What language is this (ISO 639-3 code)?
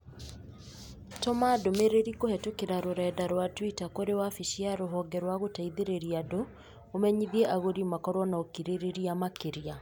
kik